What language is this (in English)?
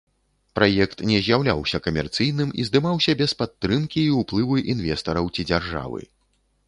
Belarusian